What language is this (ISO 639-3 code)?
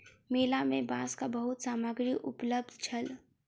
mai